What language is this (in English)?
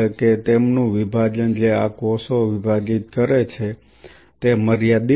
Gujarati